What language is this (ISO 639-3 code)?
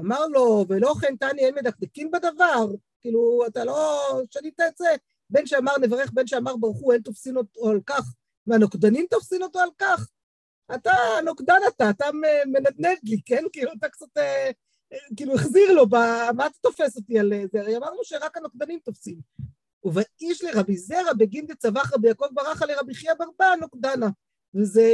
heb